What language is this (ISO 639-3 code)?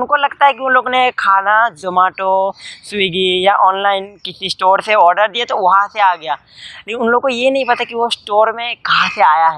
hin